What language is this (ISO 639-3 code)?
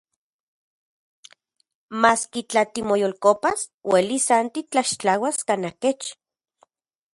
ncx